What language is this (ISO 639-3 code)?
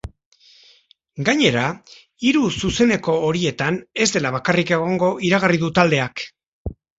eus